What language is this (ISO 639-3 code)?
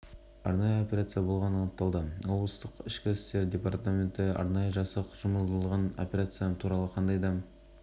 kaz